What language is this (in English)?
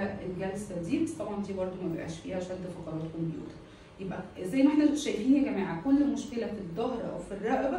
Arabic